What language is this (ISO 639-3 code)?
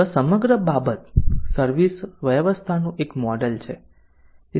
guj